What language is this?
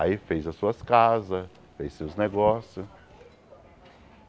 Portuguese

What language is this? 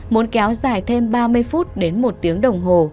Vietnamese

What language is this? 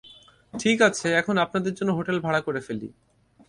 Bangla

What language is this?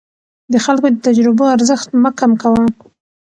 Pashto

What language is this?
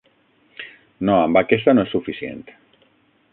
Catalan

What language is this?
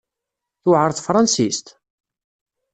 Kabyle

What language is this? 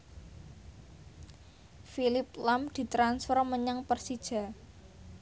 Javanese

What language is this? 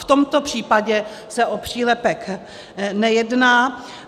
Czech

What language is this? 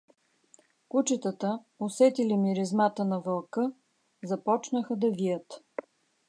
Bulgarian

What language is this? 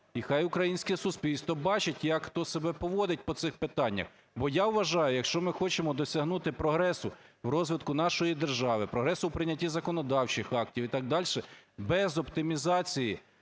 Ukrainian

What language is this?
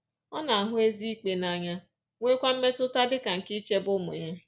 Igbo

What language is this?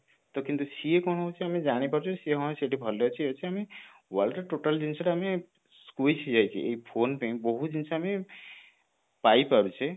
Odia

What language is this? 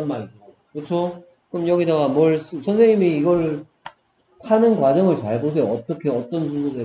Korean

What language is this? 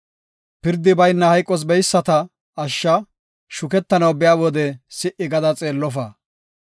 Gofa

